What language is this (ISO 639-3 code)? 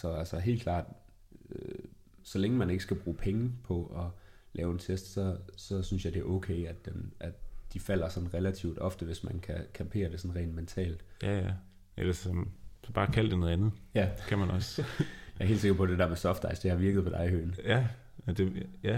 dan